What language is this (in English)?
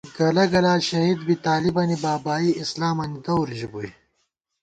Gawar-Bati